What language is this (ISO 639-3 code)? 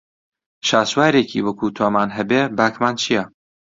ckb